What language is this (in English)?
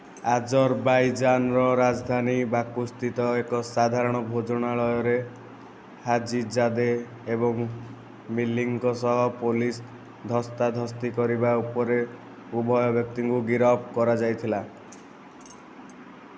Odia